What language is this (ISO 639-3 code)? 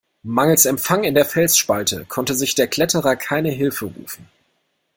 deu